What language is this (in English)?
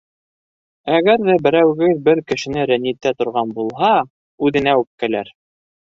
Bashkir